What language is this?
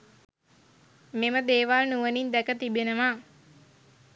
Sinhala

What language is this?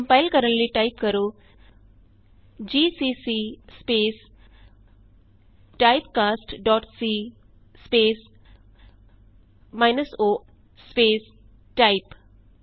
Punjabi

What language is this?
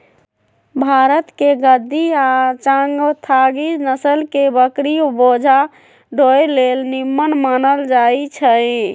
Magahi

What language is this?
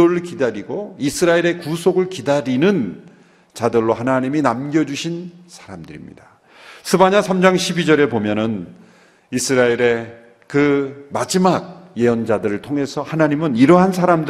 Korean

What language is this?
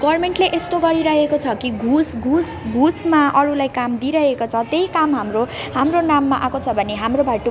Nepali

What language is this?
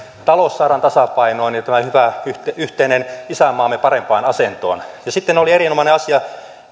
Finnish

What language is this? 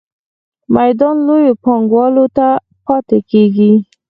Pashto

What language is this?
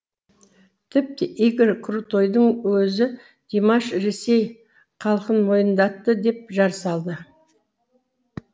Kazakh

